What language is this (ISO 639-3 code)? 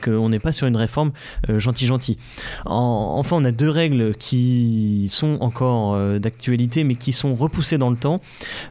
fra